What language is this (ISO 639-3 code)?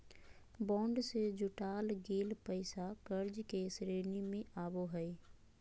mag